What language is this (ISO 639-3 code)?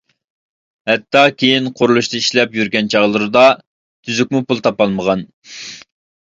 uig